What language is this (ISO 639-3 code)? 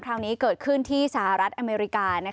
tha